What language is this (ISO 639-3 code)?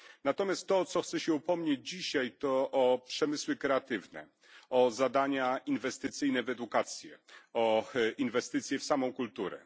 pol